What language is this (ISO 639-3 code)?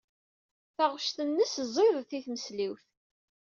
kab